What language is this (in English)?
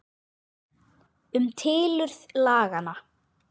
Icelandic